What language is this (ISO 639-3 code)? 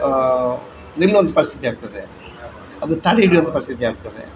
kan